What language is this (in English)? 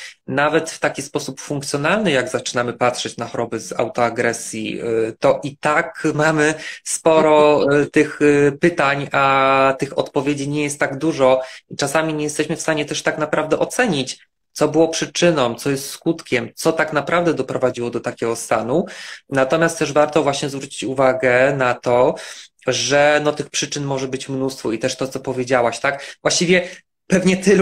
Polish